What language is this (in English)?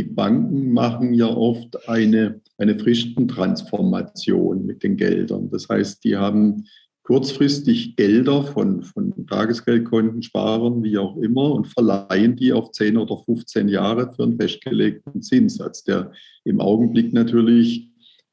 German